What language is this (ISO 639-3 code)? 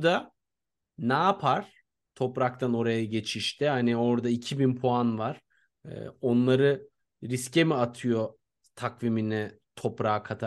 tur